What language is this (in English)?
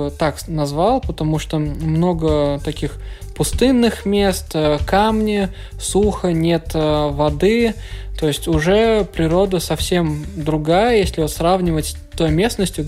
Russian